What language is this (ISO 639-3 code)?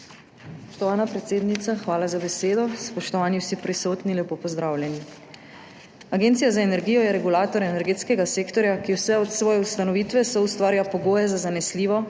slv